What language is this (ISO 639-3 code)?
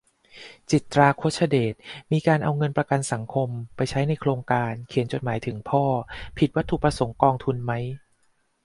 tha